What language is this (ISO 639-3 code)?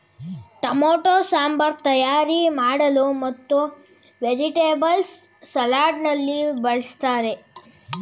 kan